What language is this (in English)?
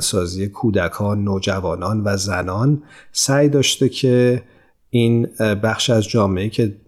Persian